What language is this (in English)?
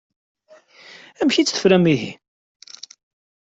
Kabyle